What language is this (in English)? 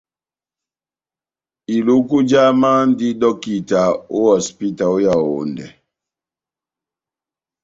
Batanga